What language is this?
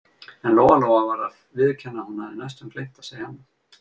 Icelandic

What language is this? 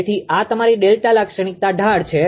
Gujarati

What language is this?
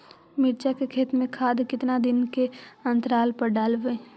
Magahi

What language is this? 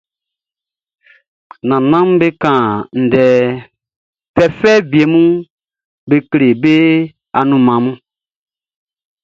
Baoulé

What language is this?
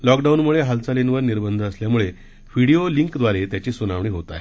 Marathi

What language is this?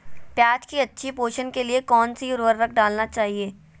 Magahi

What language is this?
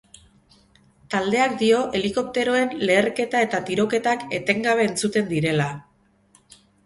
Basque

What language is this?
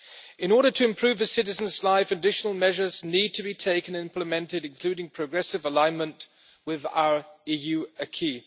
English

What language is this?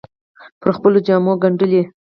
Pashto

